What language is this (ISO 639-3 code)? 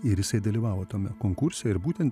lit